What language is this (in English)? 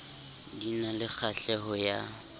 Southern Sotho